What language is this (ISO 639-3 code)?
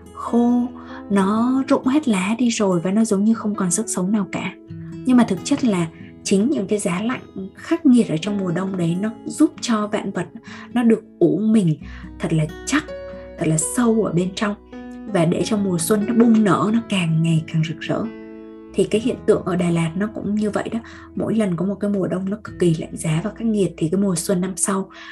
vie